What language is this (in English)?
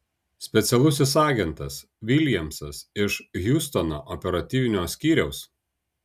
Lithuanian